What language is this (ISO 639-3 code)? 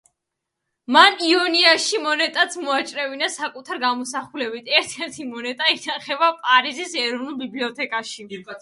kat